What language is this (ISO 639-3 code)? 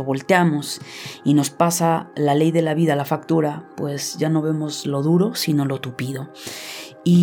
spa